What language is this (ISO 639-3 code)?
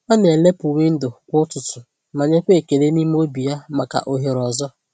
ibo